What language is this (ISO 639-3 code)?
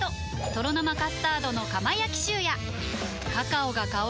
jpn